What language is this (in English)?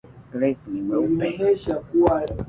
Swahili